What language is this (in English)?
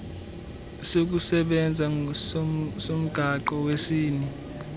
Xhosa